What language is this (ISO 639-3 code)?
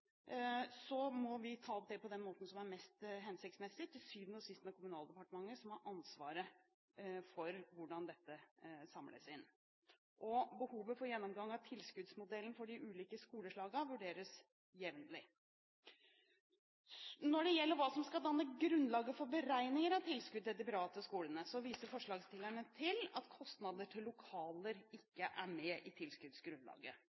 nob